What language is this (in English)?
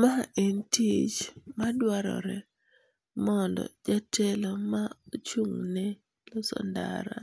Luo (Kenya and Tanzania)